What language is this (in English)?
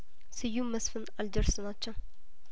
Amharic